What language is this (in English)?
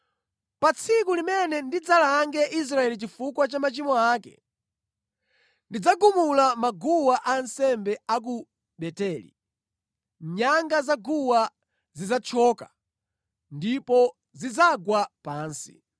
Nyanja